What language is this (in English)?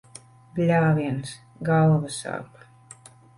Latvian